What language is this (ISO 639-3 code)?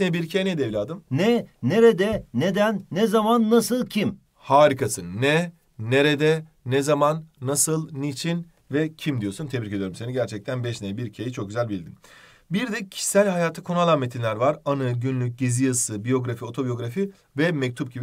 tur